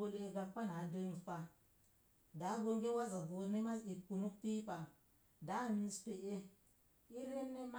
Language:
Mom Jango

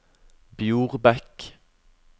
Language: Norwegian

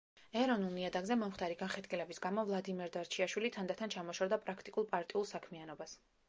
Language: Georgian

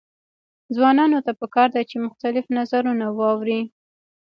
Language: Pashto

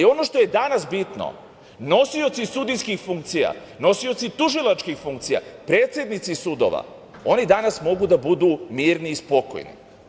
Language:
Serbian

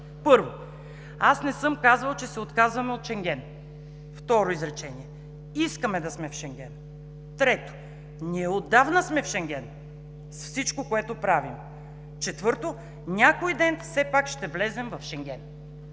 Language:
Bulgarian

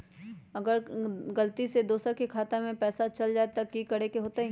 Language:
Magahi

